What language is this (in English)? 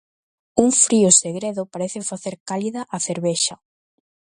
Galician